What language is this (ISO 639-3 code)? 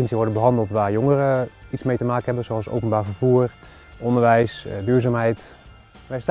nld